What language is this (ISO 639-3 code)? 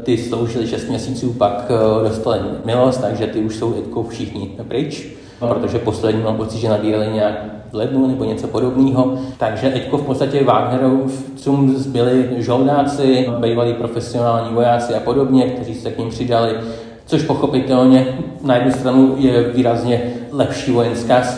ces